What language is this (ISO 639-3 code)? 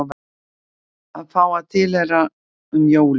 isl